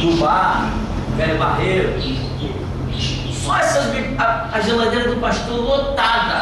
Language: Portuguese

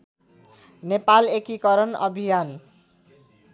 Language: Nepali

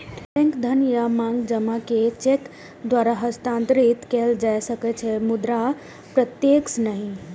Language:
Maithili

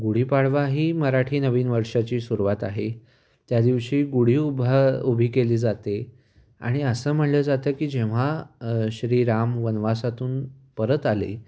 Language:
Marathi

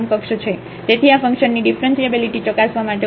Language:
Gujarati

